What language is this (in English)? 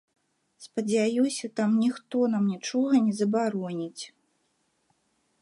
Belarusian